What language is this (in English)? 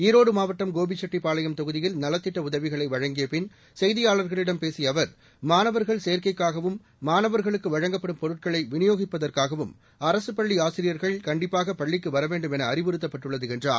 Tamil